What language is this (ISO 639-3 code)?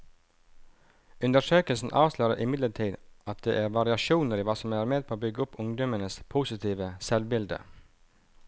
nor